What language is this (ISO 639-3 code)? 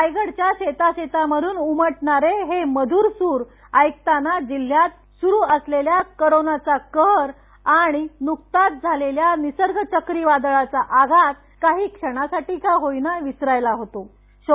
mar